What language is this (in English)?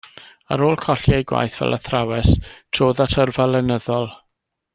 Welsh